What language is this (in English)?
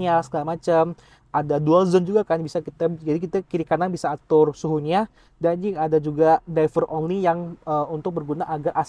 Indonesian